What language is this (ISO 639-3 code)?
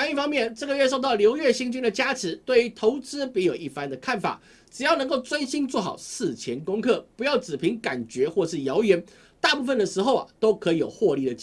zho